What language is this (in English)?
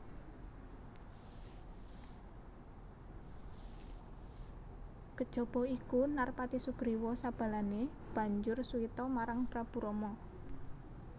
Javanese